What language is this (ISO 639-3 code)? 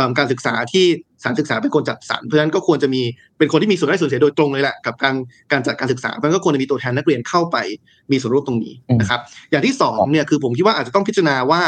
tha